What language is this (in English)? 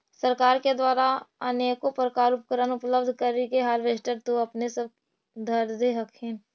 Magahi